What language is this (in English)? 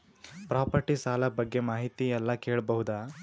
Kannada